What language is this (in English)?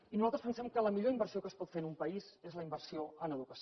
Catalan